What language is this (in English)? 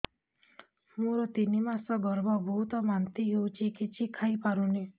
Odia